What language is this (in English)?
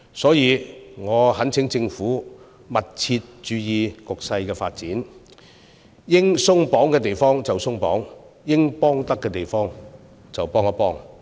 Cantonese